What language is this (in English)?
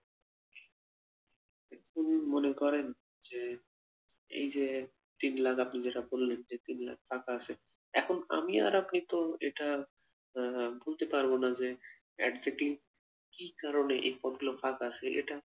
Bangla